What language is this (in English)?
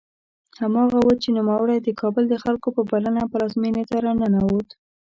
Pashto